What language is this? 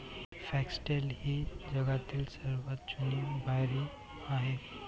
Marathi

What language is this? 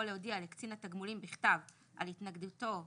Hebrew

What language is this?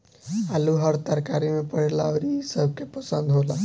Bhojpuri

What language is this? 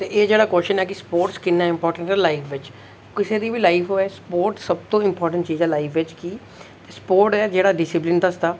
Dogri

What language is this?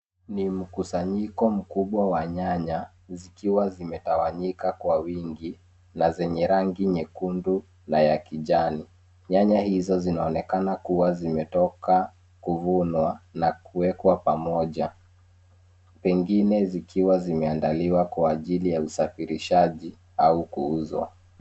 Swahili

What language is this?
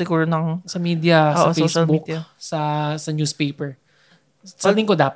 Filipino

